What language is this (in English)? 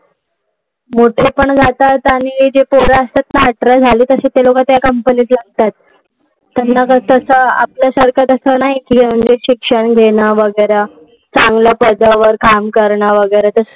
Marathi